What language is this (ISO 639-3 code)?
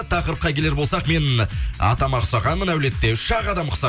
kaz